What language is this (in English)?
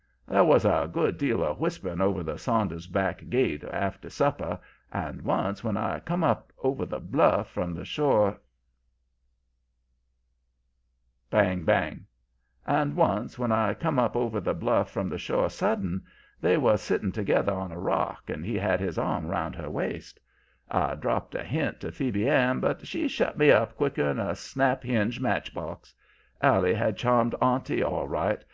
English